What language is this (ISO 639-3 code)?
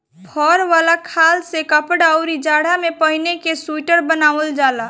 bho